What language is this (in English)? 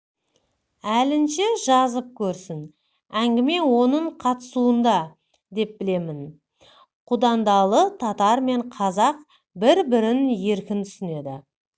Kazakh